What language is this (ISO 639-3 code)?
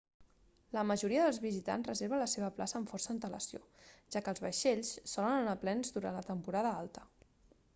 cat